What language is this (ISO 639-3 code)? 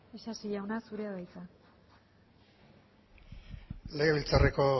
eus